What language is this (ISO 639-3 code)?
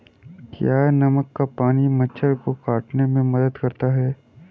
hin